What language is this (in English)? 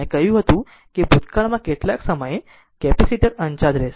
Gujarati